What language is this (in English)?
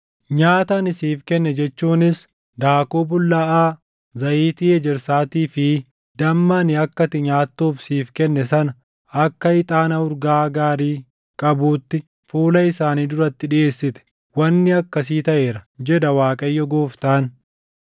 Oromo